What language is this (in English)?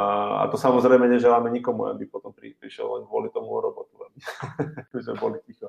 Slovak